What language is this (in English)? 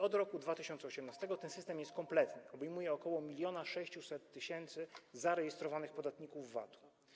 Polish